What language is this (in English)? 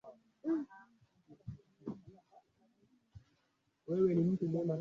Swahili